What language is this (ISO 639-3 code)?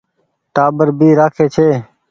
gig